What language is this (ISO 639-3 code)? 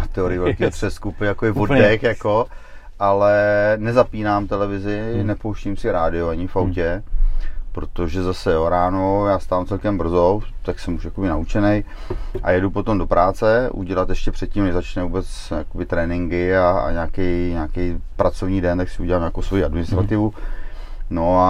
ces